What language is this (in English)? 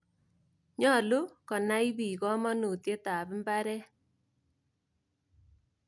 Kalenjin